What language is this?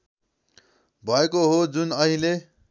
Nepali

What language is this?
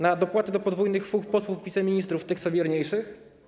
Polish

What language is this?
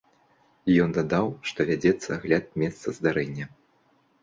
Belarusian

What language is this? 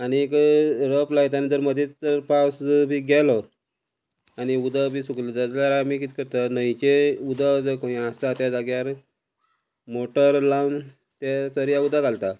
Konkani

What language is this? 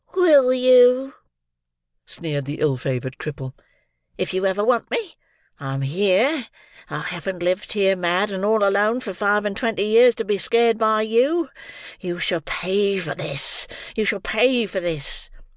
English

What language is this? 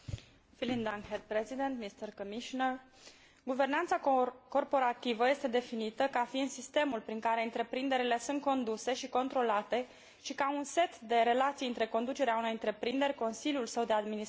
Romanian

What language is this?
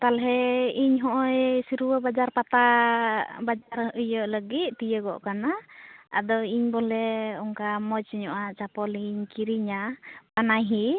Santali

